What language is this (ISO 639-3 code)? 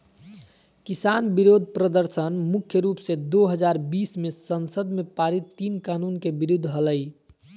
mag